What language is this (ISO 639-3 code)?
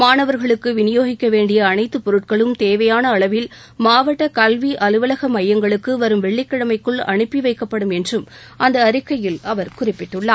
tam